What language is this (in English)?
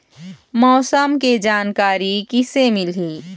Chhattisgarhi